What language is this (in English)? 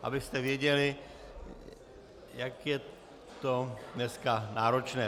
Czech